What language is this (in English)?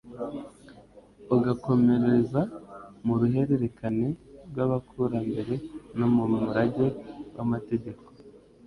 Kinyarwanda